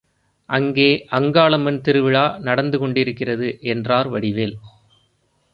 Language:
Tamil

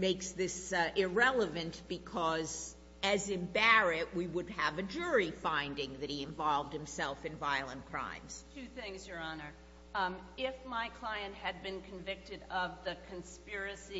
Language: English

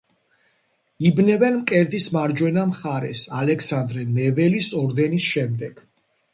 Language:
Georgian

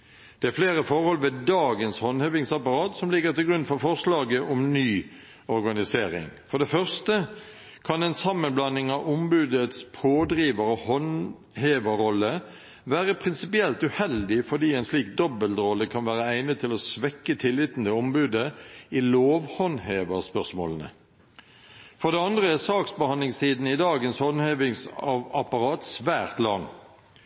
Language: Norwegian Bokmål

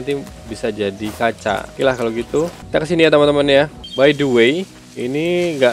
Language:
Indonesian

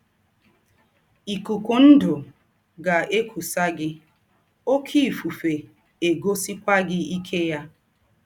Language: Igbo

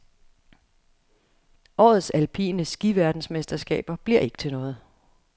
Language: Danish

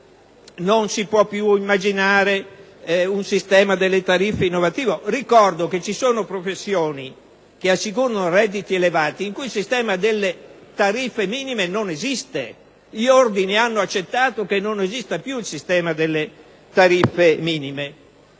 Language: Italian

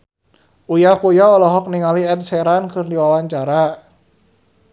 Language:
Sundanese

